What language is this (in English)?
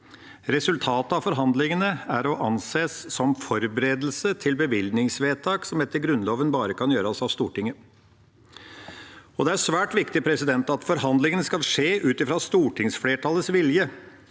Norwegian